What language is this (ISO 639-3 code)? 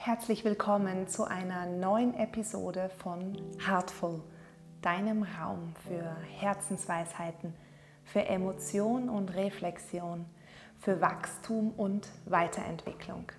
deu